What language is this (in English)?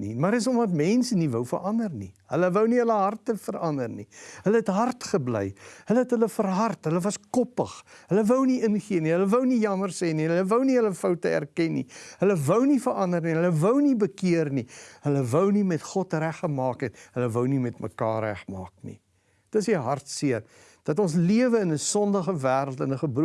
Dutch